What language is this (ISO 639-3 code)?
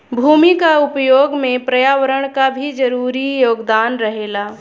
bho